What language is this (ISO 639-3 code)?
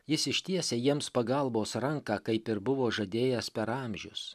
lit